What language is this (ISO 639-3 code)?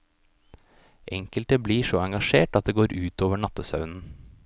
nor